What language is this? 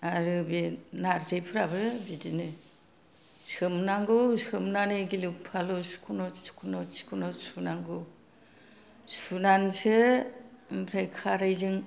Bodo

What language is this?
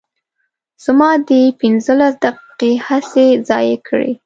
Pashto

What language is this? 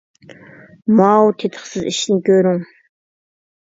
Uyghur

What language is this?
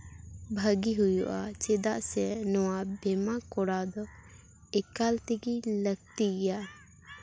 Santali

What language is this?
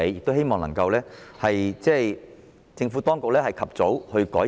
Cantonese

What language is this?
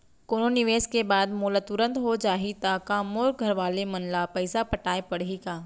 Chhattisgarhi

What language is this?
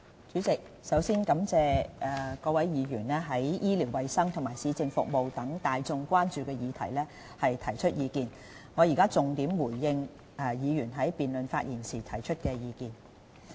Cantonese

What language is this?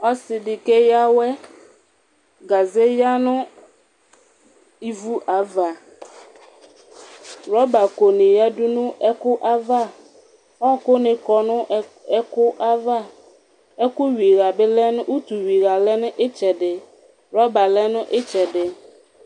Ikposo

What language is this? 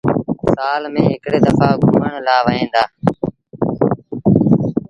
Sindhi Bhil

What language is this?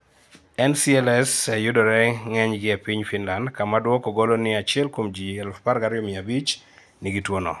Luo (Kenya and Tanzania)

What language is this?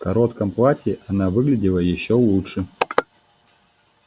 Russian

